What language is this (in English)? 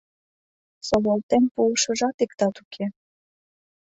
Mari